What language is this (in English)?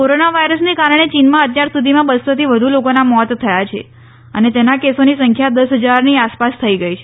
Gujarati